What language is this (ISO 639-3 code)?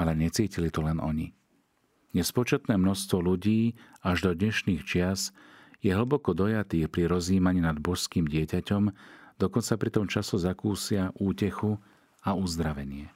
slk